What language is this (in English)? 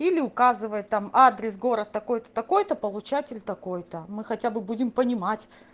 Russian